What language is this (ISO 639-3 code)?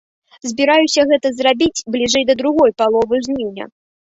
bel